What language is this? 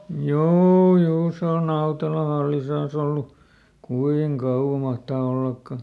Finnish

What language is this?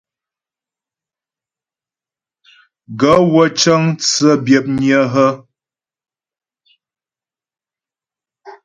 Ghomala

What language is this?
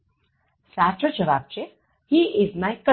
Gujarati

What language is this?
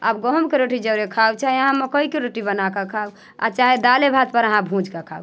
Maithili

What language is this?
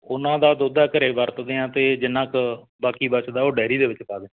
Punjabi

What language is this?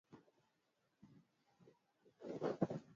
Swahili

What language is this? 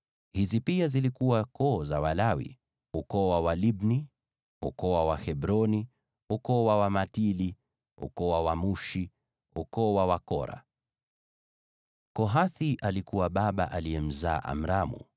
Swahili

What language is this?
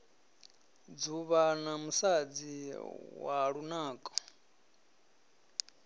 Venda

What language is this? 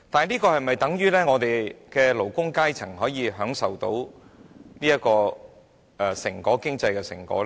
Cantonese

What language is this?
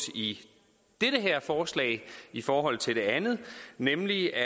Danish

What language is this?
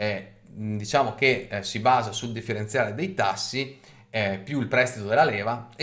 Italian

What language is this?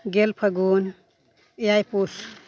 Santali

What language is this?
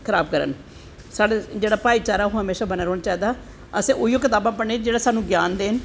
Dogri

